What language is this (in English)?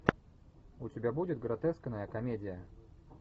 Russian